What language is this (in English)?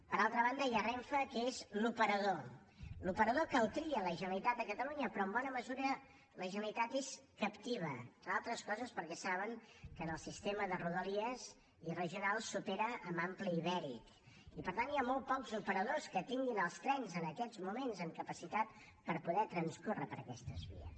Catalan